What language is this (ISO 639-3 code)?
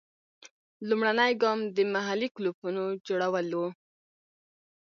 pus